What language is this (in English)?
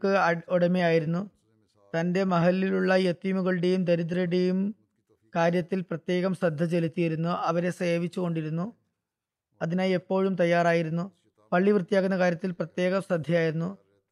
Malayalam